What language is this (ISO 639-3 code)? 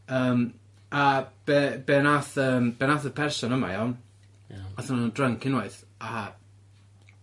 cym